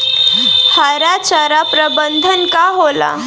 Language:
Bhojpuri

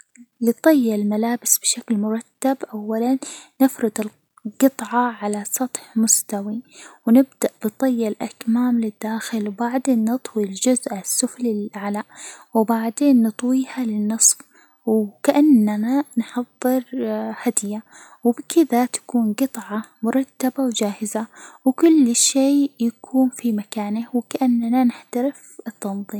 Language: Hijazi Arabic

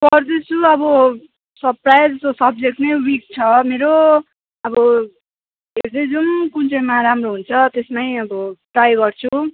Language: Nepali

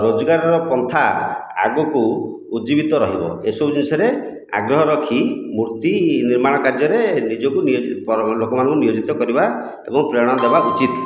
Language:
Odia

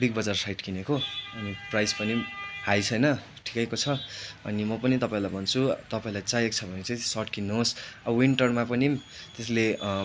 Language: Nepali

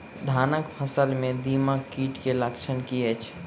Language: Maithili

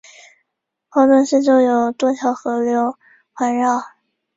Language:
Chinese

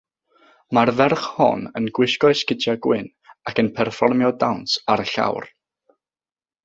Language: Welsh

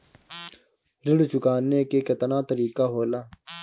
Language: Bhojpuri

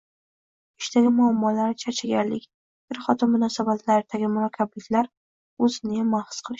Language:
Uzbek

